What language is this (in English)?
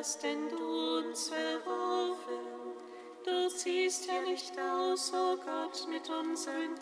German